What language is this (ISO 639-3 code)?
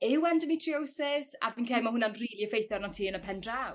cym